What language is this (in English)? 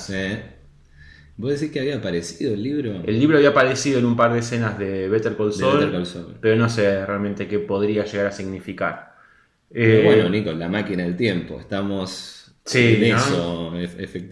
Spanish